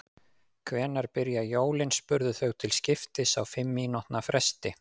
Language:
Icelandic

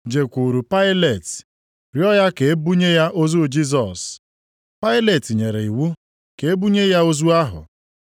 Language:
Igbo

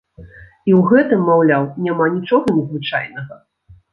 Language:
Belarusian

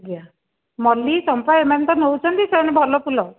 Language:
Odia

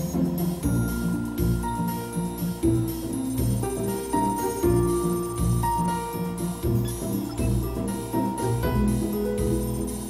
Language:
Hebrew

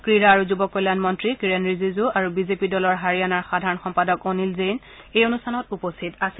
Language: Assamese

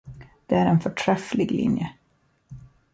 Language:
Swedish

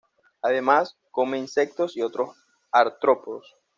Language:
Spanish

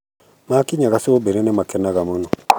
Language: Kikuyu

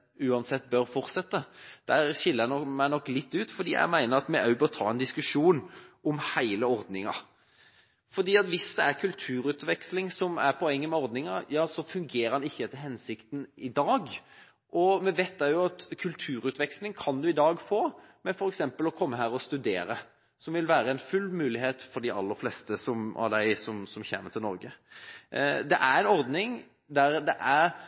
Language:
Norwegian Bokmål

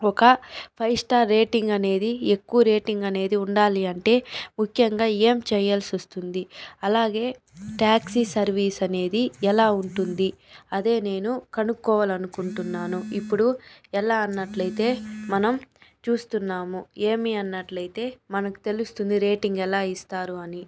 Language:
Telugu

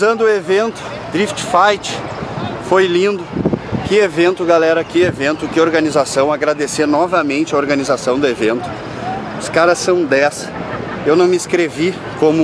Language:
Portuguese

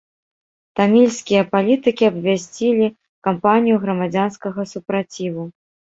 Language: Belarusian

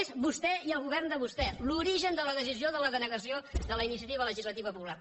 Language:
Catalan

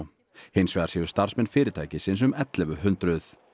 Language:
Icelandic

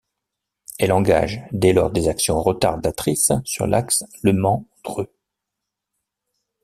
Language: French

